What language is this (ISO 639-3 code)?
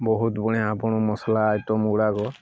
ori